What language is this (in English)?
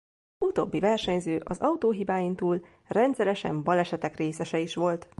Hungarian